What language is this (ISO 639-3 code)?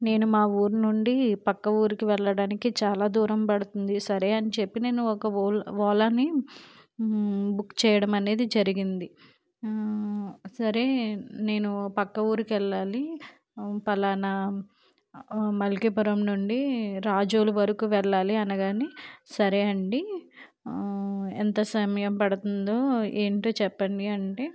tel